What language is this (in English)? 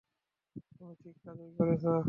Bangla